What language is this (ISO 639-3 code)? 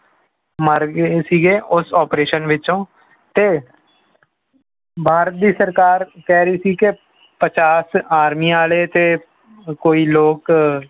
pan